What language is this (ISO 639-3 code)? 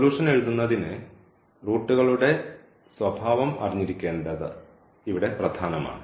mal